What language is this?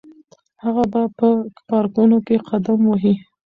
Pashto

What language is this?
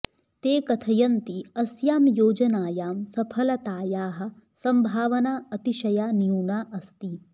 Sanskrit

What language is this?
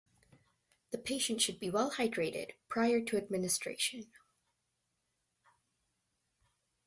English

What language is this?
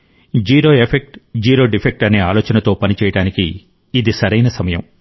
Telugu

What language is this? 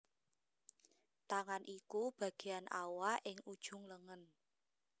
Javanese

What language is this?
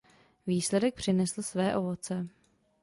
Czech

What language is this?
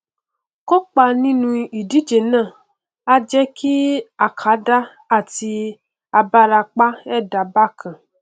Yoruba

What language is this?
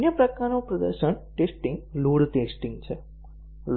Gujarati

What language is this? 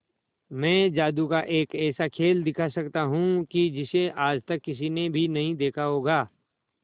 Hindi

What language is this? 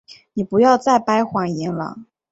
Chinese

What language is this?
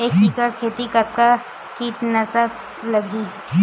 Chhattisgarhi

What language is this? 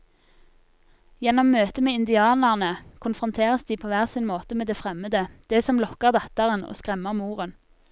Norwegian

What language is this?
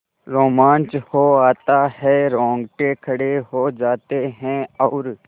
Hindi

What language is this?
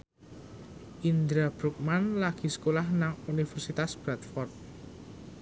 Javanese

